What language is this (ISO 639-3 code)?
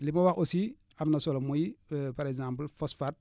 wol